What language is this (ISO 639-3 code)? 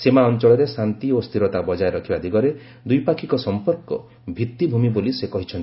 ori